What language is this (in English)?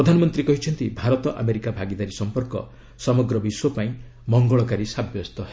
Odia